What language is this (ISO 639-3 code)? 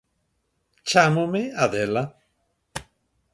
glg